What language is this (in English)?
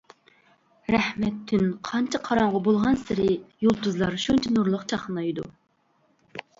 Uyghur